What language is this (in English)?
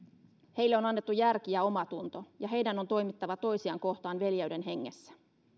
Finnish